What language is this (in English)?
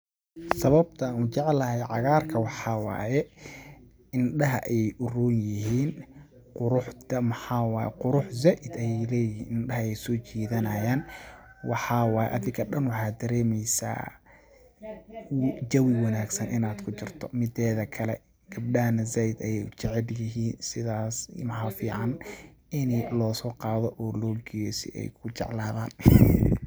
Somali